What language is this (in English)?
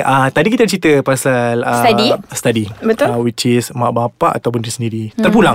Malay